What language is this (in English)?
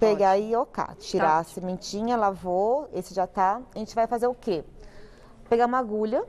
Portuguese